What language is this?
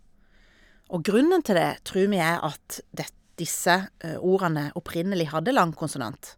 Norwegian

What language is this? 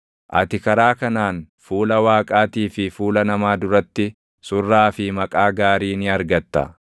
Oromo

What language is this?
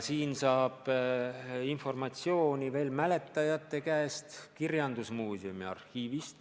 Estonian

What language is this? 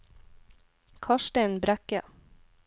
Norwegian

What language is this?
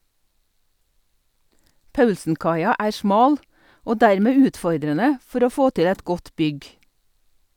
Norwegian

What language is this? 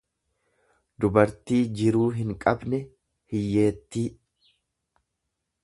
Oromo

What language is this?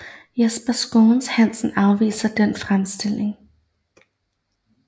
Danish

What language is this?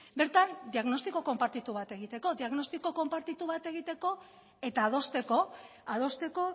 Basque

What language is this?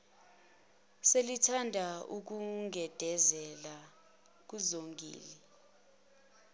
Zulu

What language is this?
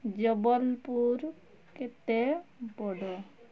Odia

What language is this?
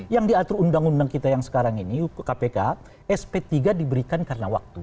Indonesian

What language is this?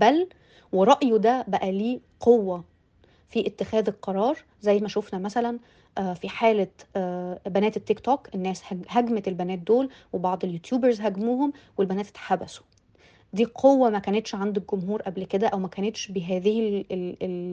Arabic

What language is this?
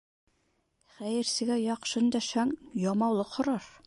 Bashkir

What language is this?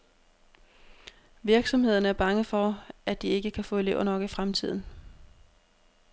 Danish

